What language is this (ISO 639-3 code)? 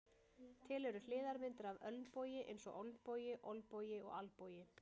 isl